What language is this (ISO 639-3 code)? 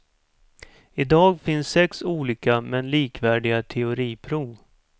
swe